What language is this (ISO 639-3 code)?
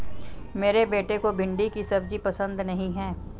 hin